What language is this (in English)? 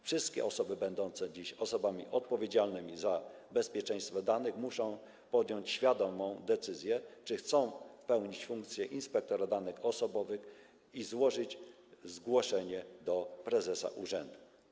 Polish